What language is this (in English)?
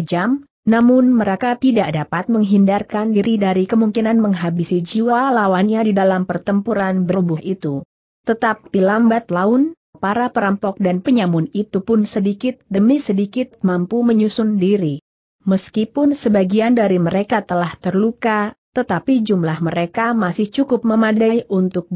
Indonesian